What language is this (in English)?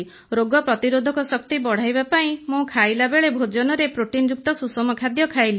Odia